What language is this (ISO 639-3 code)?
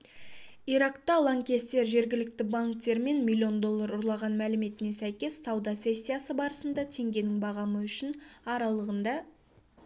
kaz